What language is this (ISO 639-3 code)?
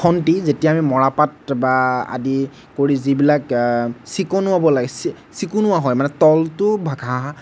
asm